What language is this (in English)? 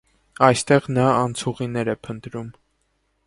Armenian